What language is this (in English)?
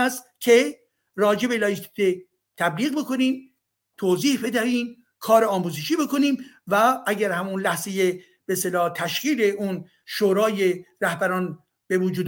Persian